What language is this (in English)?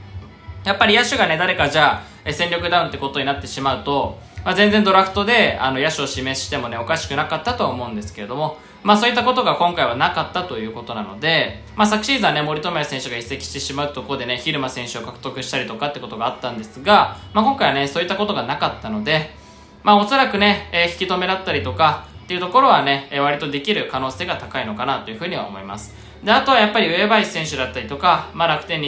Japanese